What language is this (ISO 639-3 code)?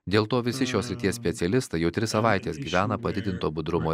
lit